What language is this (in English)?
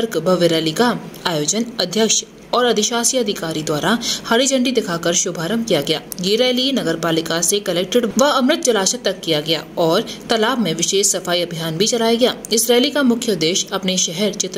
Hindi